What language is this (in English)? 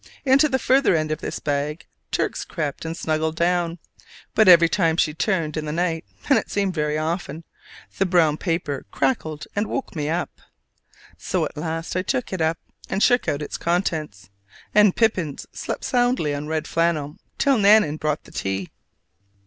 English